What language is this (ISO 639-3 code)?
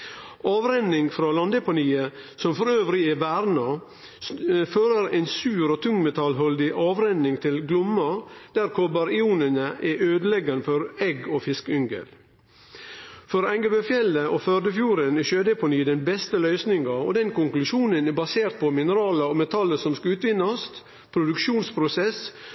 nno